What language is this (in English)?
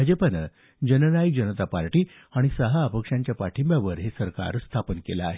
Marathi